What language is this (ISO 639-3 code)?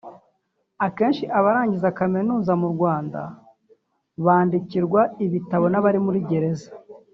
kin